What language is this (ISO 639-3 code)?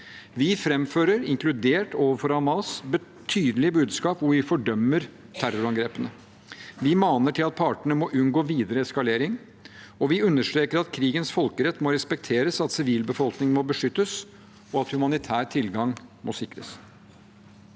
nor